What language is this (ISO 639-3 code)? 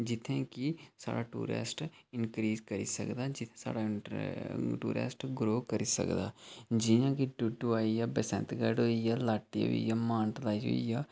doi